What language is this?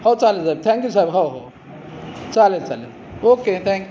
Marathi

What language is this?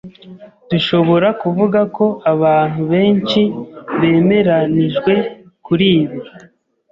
Kinyarwanda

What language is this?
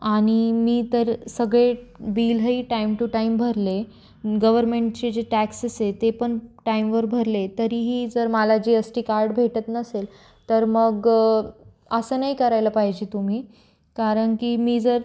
Marathi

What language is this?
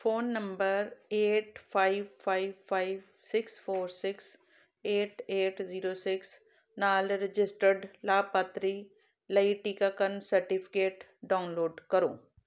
Punjabi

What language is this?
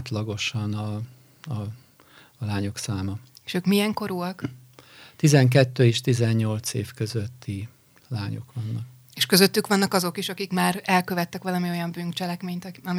Hungarian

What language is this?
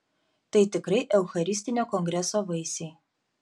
Lithuanian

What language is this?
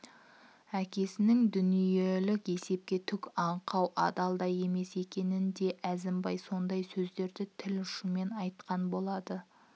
Kazakh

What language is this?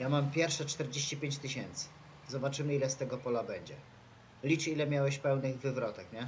Polish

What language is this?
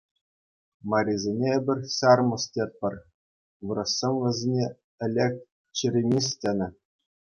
Chuvash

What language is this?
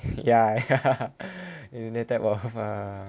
English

